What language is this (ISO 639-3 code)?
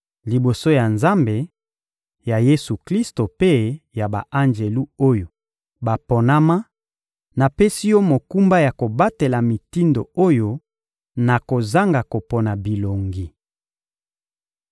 lin